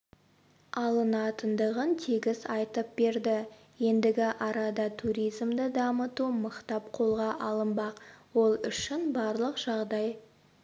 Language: Kazakh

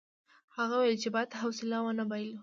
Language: Pashto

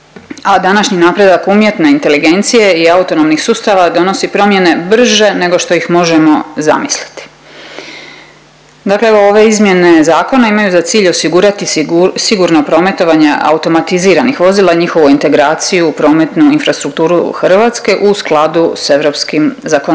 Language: Croatian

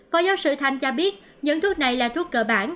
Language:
Vietnamese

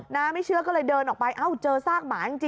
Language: Thai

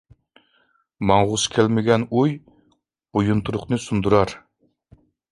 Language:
Uyghur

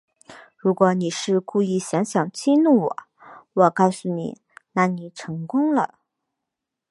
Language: Chinese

